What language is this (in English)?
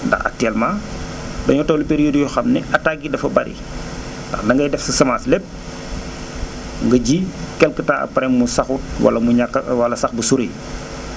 Wolof